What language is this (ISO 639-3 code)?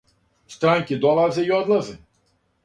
srp